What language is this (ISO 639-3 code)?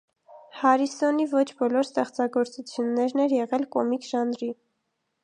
hye